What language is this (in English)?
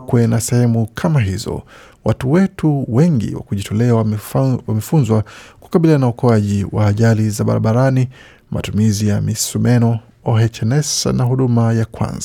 Swahili